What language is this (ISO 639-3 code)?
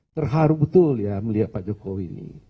ind